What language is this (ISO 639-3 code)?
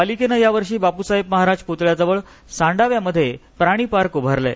mar